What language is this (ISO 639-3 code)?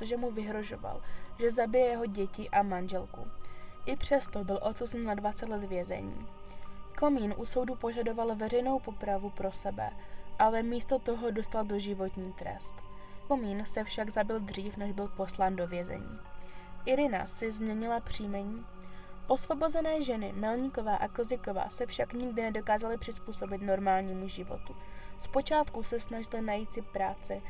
ces